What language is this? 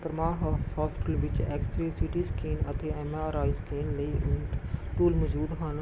Punjabi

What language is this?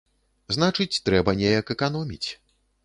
Belarusian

